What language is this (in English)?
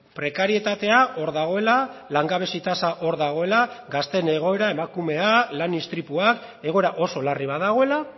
Basque